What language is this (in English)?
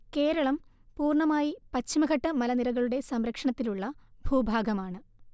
Malayalam